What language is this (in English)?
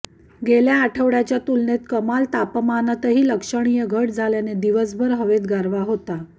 Marathi